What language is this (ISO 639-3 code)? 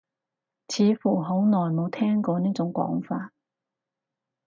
yue